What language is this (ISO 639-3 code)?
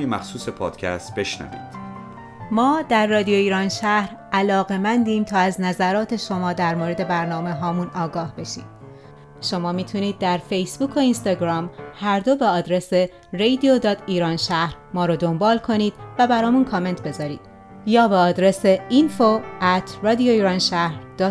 fas